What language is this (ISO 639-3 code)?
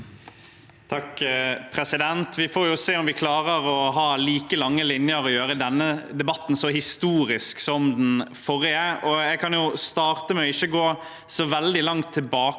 nor